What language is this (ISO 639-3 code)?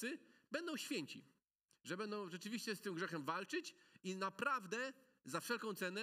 pol